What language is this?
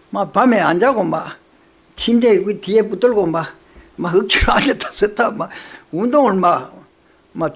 Korean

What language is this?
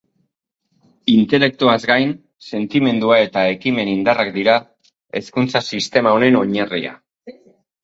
Basque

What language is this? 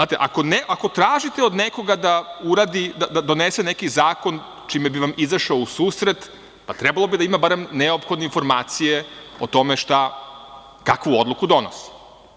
Serbian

